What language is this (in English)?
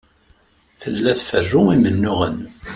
Kabyle